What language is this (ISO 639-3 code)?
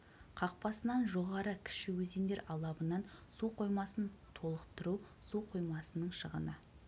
kaz